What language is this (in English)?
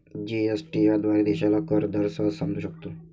Marathi